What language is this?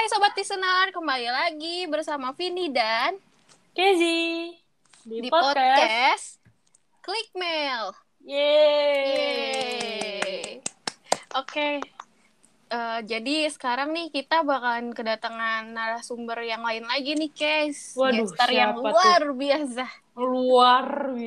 Indonesian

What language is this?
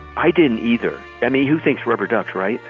English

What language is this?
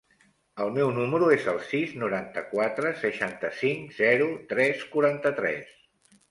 Catalan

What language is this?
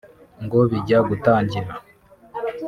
Kinyarwanda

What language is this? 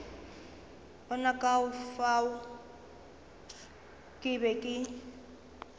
Northern Sotho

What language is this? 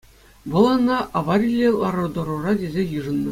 Chuvash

